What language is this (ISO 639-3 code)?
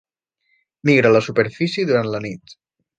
cat